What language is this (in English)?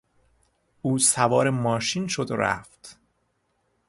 Persian